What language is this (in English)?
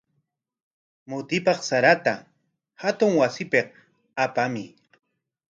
Corongo Ancash Quechua